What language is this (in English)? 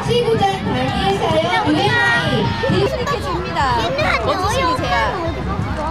Korean